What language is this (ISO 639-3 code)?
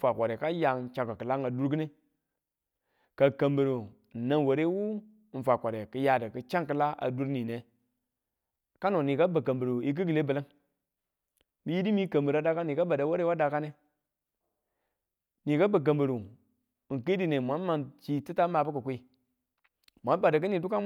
tul